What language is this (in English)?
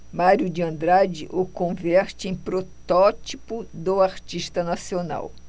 Portuguese